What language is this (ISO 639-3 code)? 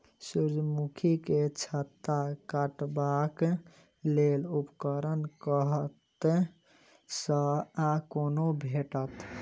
mai